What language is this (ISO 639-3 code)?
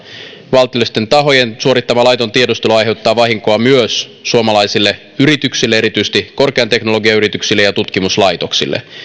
fin